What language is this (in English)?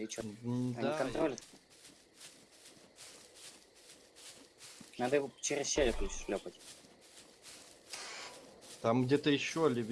Russian